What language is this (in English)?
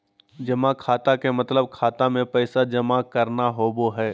Magahi